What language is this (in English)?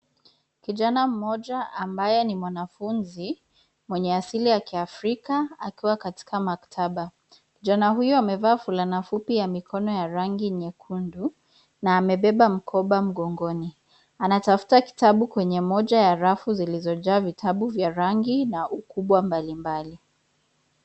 Swahili